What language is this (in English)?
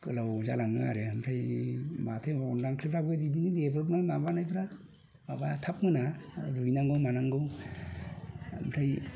Bodo